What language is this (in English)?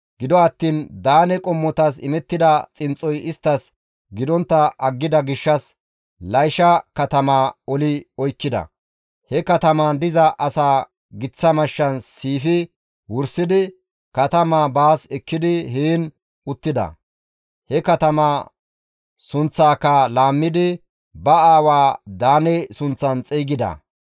Gamo